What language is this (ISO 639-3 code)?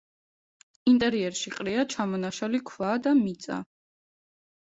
kat